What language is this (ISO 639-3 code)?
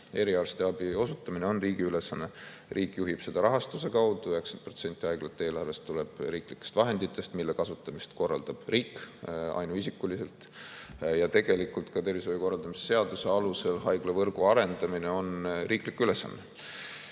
est